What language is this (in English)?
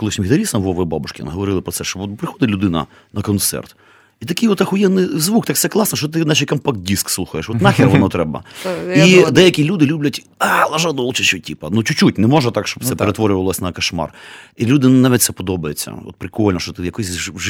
Ukrainian